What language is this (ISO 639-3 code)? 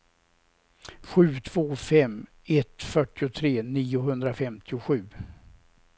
swe